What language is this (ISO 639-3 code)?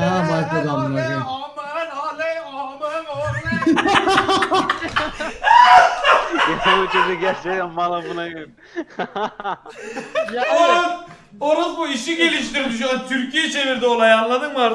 tur